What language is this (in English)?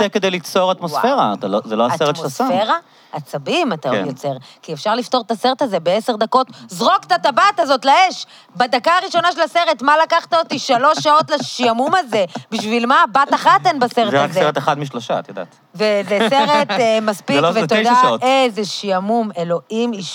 Hebrew